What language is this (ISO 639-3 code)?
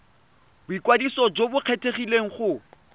tsn